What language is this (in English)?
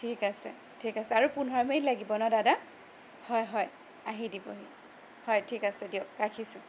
Assamese